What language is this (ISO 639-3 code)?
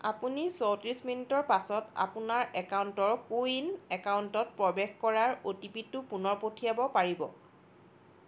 asm